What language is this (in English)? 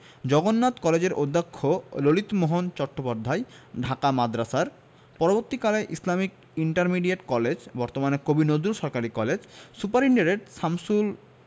Bangla